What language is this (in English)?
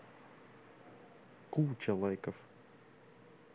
Russian